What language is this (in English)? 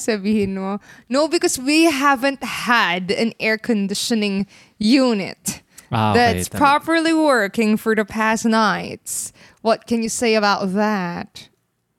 Filipino